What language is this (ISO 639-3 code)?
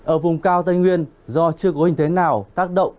vie